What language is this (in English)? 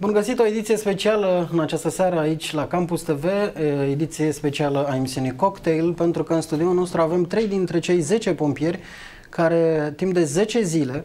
Romanian